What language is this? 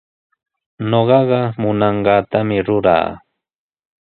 Sihuas Ancash Quechua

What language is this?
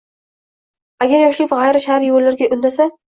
Uzbek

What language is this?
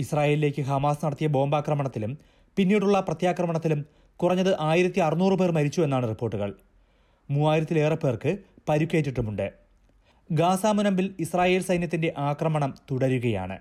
Malayalam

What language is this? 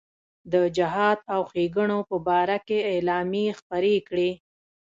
Pashto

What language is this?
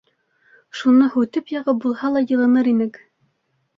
Bashkir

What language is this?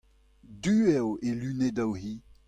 Breton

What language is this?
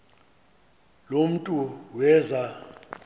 Xhosa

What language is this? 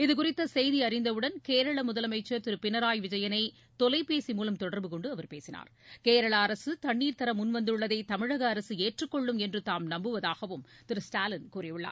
Tamil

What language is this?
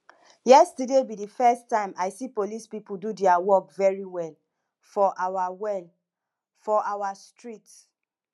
Nigerian Pidgin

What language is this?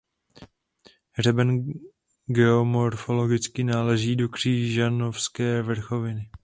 Czech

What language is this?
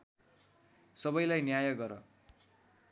Nepali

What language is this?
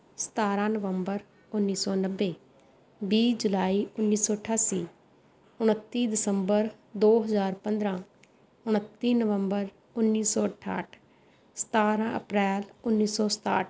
Punjabi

